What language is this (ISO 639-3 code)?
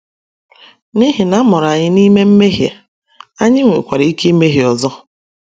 ibo